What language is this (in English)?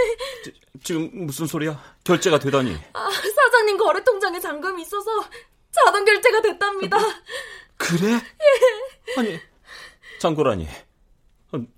Korean